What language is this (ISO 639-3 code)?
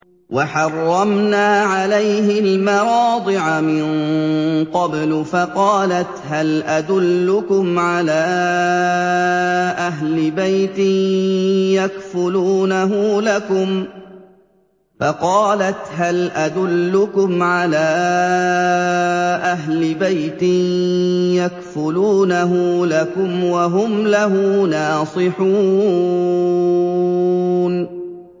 ara